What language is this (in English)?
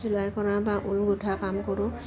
Assamese